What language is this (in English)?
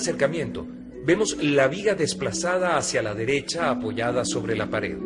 Spanish